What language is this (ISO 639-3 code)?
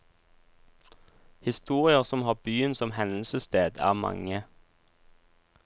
nor